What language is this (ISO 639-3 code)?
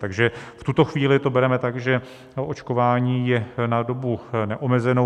ces